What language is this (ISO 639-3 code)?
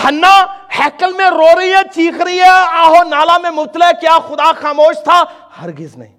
urd